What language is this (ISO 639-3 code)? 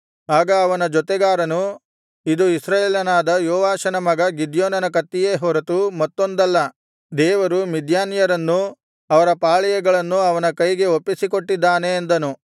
kan